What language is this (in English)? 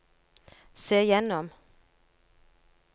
Norwegian